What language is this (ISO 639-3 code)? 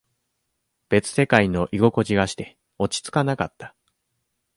jpn